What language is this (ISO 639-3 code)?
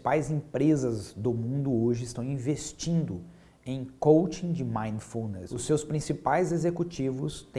por